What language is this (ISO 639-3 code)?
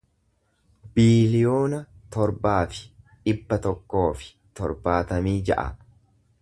orm